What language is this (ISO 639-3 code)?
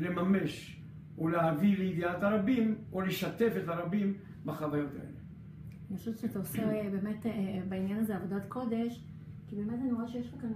heb